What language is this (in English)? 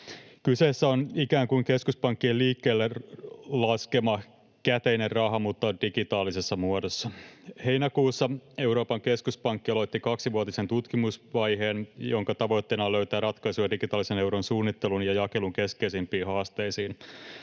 Finnish